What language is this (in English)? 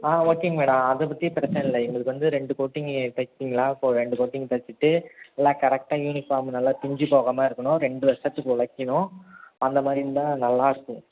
Tamil